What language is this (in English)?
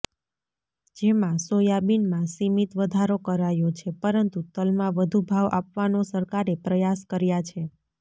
Gujarati